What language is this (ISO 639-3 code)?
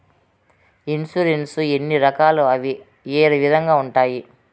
tel